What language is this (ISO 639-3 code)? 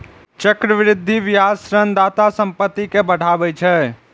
mai